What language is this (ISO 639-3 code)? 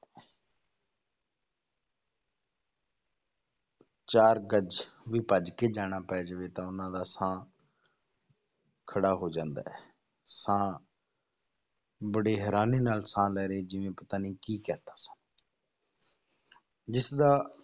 pan